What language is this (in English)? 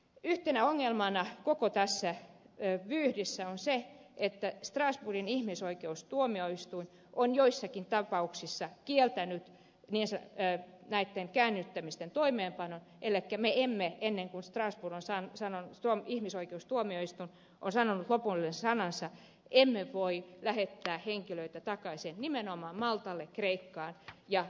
Finnish